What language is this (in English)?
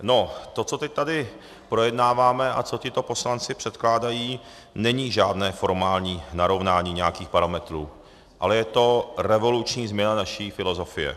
Czech